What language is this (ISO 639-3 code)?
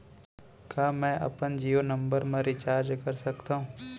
hne